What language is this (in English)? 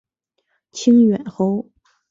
Chinese